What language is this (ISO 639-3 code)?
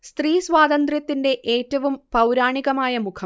mal